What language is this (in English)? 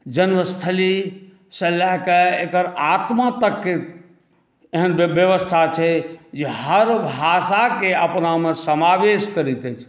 Maithili